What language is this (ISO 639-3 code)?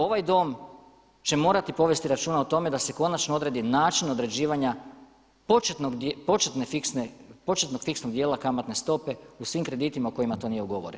hrv